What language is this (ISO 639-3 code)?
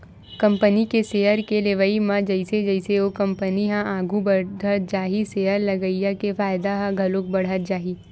hne